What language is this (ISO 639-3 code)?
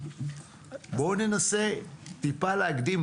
heb